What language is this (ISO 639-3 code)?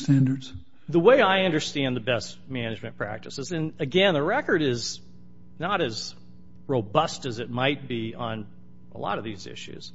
eng